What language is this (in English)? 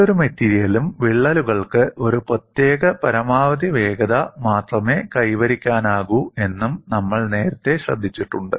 Malayalam